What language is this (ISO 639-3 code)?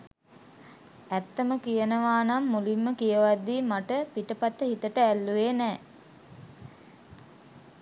sin